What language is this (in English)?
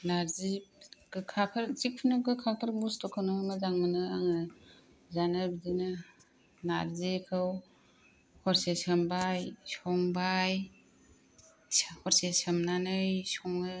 Bodo